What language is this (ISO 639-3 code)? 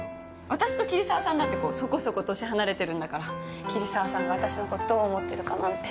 jpn